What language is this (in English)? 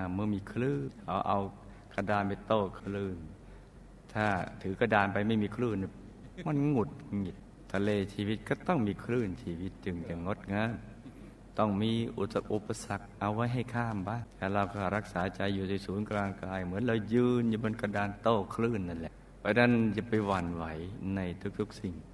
Thai